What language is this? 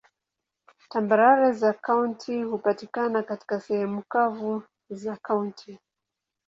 Swahili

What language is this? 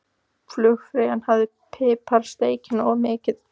Icelandic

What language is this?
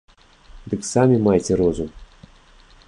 Belarusian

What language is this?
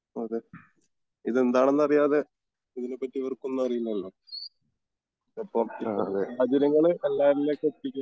Malayalam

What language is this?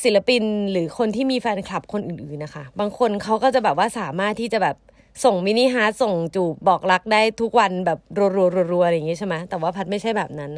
Thai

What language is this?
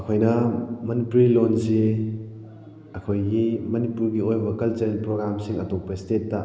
Manipuri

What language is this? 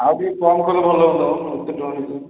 Odia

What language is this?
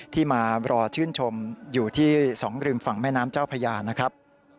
Thai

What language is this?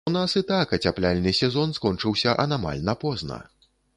Belarusian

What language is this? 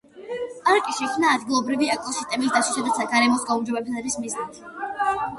Georgian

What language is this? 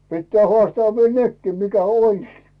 Finnish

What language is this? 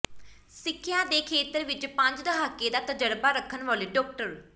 Punjabi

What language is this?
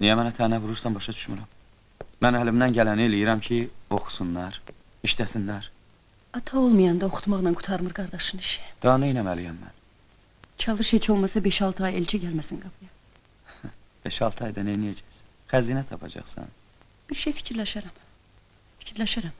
Turkish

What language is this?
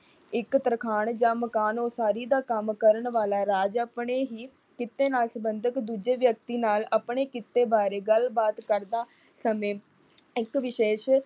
Punjabi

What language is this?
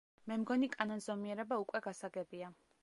Georgian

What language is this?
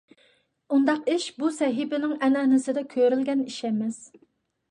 Uyghur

